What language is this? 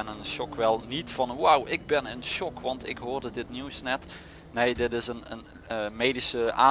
Dutch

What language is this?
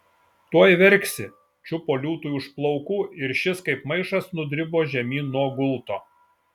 Lithuanian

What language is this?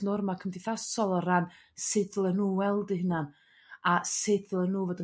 Welsh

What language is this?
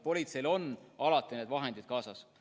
Estonian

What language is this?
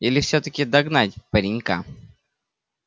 Russian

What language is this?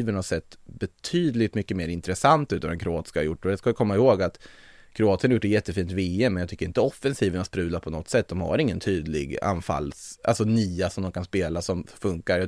Swedish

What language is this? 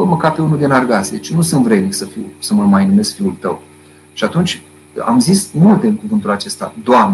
Romanian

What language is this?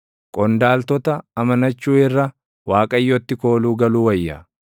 Oromo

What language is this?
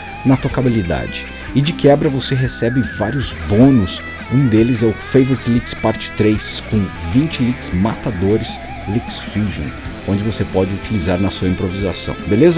Portuguese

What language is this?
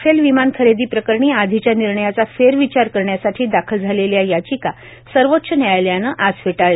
Marathi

